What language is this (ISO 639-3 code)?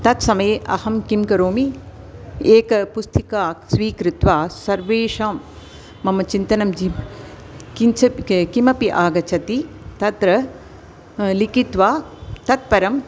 san